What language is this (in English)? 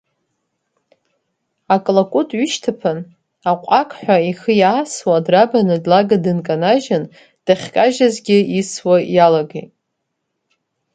Abkhazian